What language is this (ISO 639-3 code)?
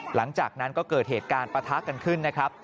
tha